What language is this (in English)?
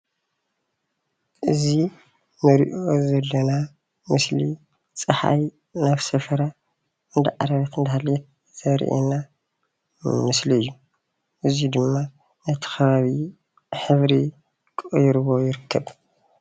Tigrinya